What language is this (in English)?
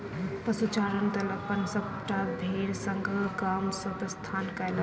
Maithili